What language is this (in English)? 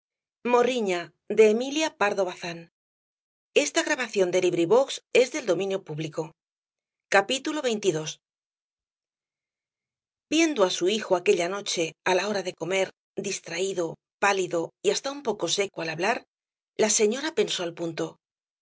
Spanish